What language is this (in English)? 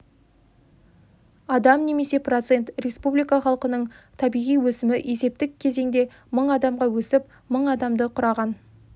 Kazakh